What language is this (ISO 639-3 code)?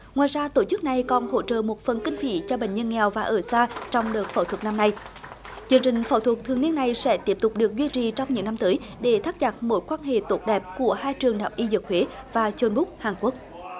vie